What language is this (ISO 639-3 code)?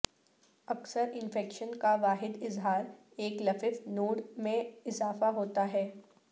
urd